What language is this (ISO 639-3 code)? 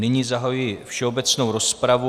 ces